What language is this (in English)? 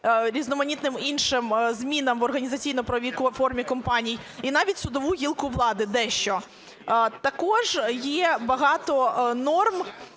Ukrainian